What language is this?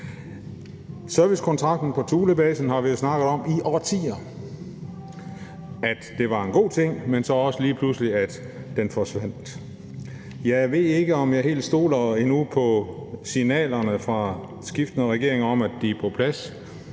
Danish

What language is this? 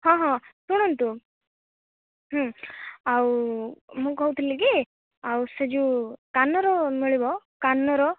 Odia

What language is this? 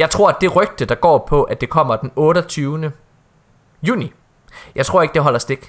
Danish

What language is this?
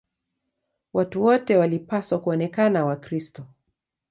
Swahili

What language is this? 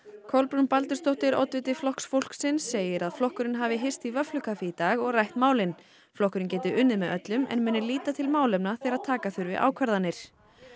Icelandic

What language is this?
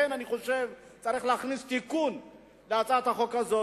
Hebrew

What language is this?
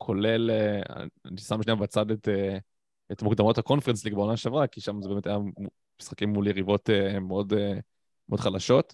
Hebrew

